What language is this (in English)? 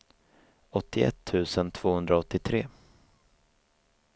Swedish